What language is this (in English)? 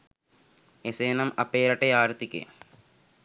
Sinhala